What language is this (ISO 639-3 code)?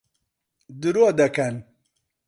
ckb